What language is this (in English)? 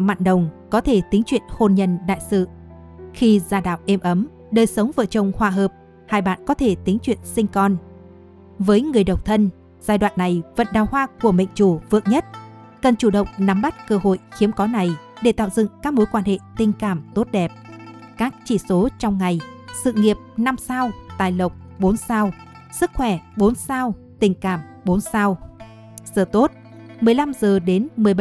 Vietnamese